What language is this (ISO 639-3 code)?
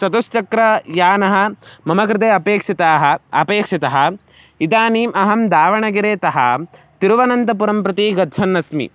san